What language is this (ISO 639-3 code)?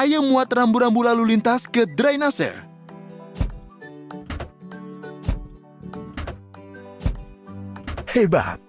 ind